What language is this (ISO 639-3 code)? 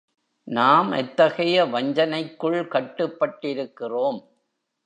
tam